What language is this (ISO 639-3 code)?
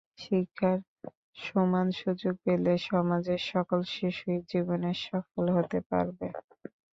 ben